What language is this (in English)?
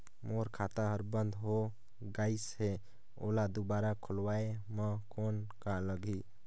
Chhattisgarhi